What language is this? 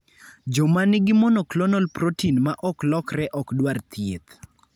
Luo (Kenya and Tanzania)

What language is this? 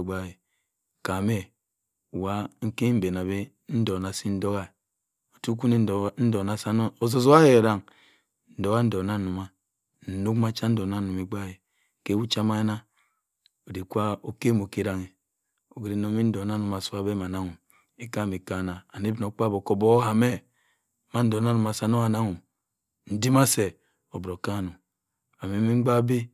Cross River Mbembe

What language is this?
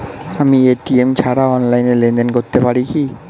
Bangla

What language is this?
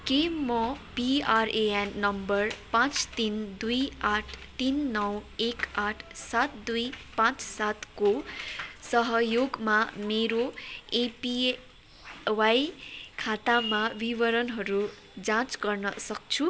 Nepali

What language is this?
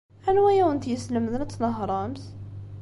Kabyle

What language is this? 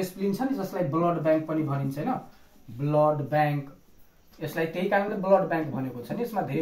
Hindi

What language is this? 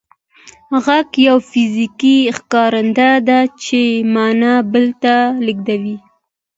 Pashto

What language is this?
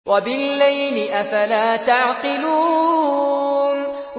Arabic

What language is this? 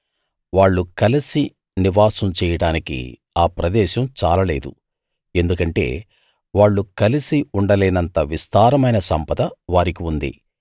Telugu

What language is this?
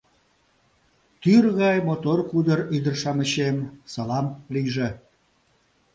Mari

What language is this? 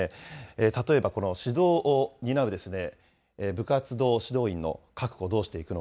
Japanese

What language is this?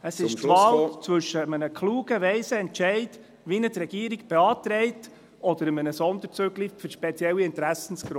Swiss German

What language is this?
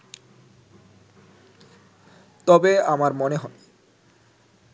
Bangla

